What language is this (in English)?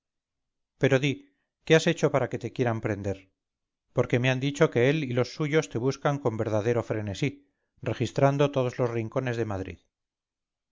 Spanish